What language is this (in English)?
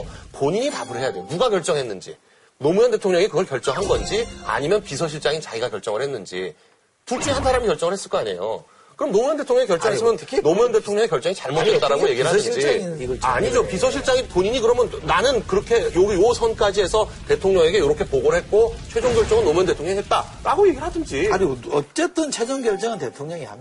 Korean